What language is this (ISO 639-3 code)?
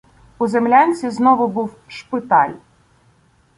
ukr